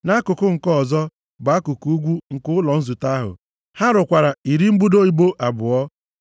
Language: Igbo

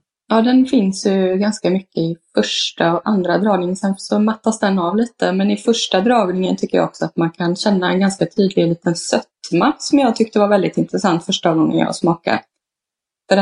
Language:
Swedish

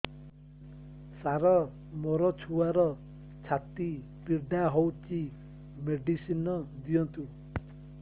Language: Odia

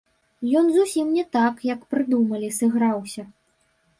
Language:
Belarusian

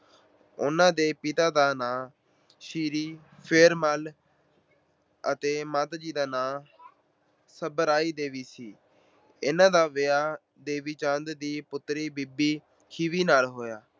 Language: Punjabi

